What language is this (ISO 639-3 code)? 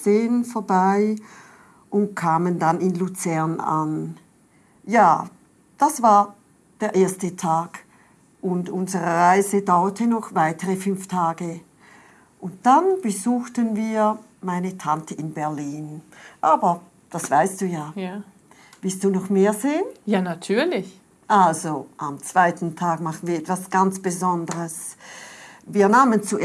deu